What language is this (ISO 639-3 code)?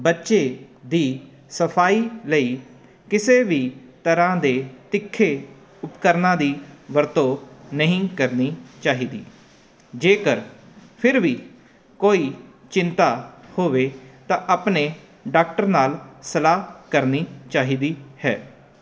pan